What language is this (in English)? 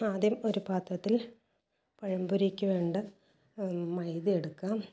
Malayalam